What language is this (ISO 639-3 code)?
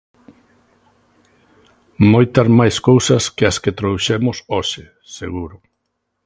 glg